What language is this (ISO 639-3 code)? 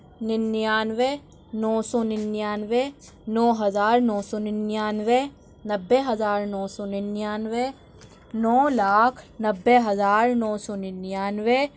urd